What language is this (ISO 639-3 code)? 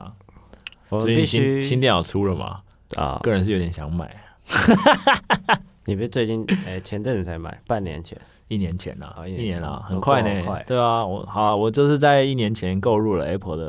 zho